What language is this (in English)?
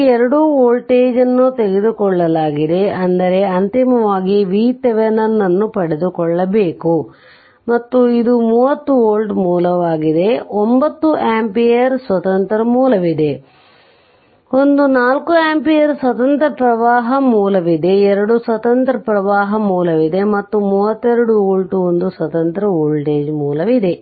Kannada